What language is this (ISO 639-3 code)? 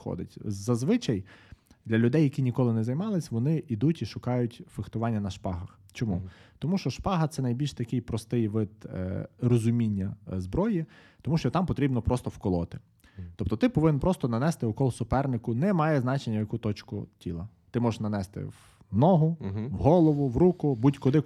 ukr